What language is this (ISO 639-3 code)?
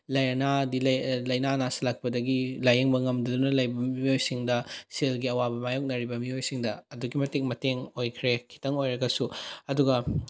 mni